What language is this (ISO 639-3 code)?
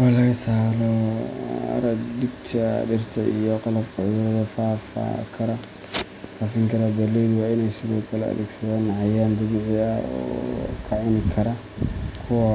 som